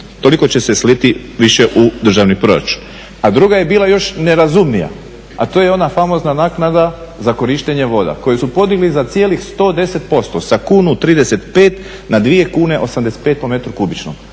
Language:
Croatian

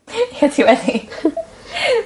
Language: Welsh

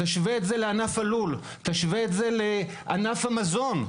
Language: Hebrew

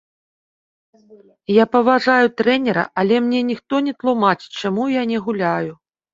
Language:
Belarusian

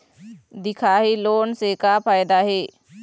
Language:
Chhattisgarhi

